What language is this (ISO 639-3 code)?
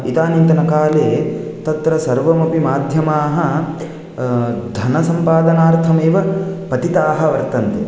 san